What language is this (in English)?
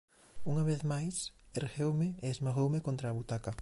Galician